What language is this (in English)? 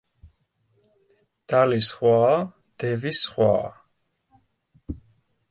Georgian